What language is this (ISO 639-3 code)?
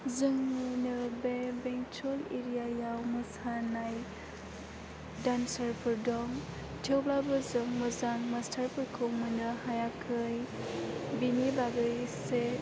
brx